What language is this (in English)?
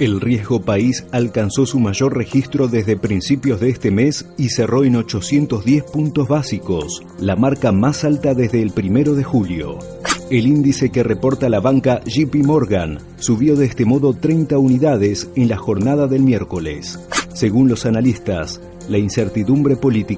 Spanish